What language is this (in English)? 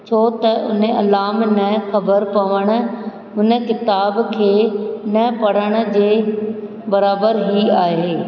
Sindhi